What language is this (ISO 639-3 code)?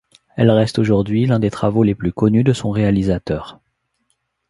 fra